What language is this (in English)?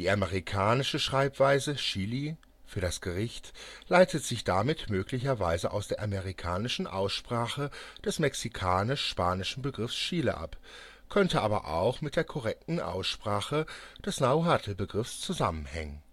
German